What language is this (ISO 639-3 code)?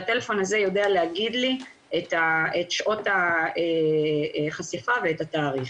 heb